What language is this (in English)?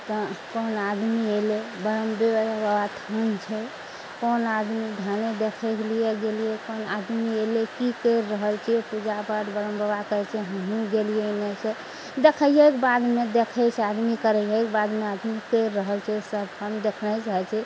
Maithili